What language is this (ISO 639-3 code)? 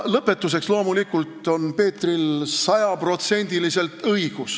est